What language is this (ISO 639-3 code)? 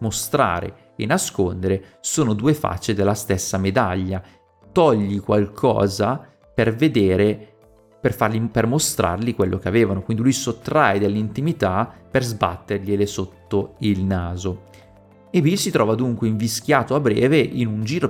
ita